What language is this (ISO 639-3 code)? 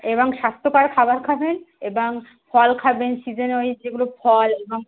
ben